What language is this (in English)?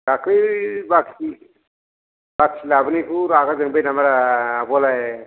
Bodo